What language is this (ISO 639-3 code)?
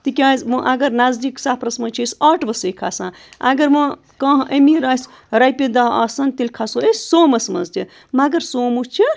kas